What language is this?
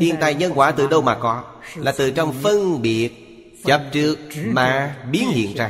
Vietnamese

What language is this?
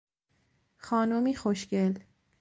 Persian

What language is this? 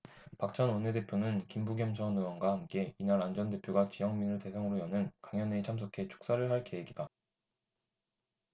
Korean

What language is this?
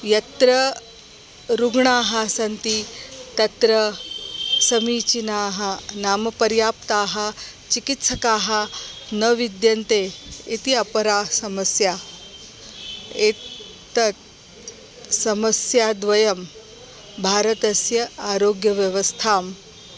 Sanskrit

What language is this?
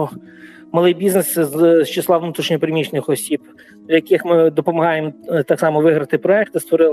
Ukrainian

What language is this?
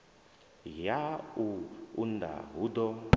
Venda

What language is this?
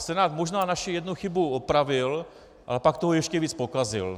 Czech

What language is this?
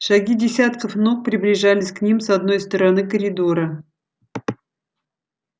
Russian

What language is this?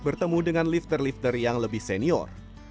Indonesian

